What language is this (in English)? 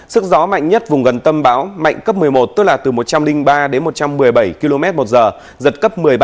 Vietnamese